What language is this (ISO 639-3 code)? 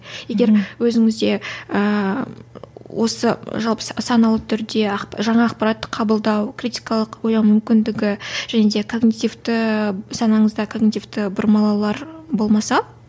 kaz